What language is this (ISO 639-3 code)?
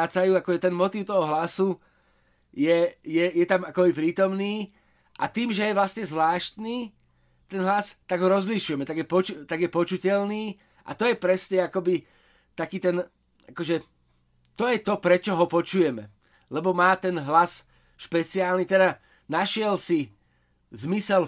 slk